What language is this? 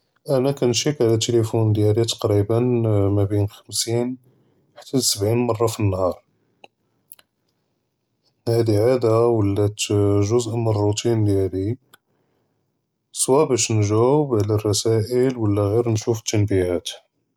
Judeo-Arabic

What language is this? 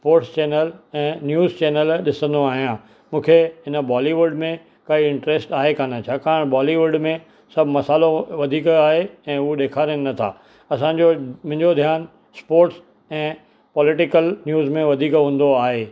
Sindhi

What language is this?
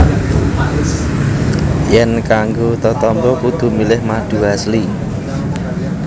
Javanese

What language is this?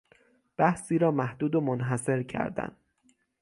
Persian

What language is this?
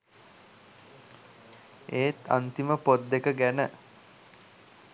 Sinhala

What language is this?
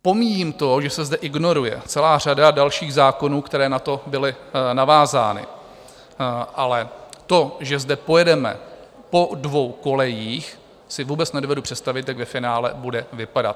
Czech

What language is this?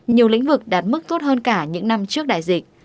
Vietnamese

